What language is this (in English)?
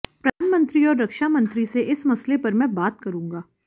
Hindi